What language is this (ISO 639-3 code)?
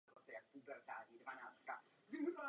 ces